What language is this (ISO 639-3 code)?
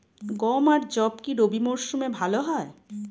ben